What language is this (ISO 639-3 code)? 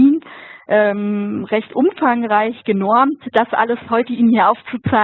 deu